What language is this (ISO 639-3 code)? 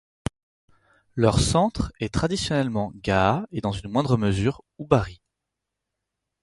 fra